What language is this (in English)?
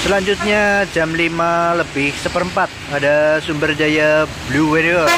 Indonesian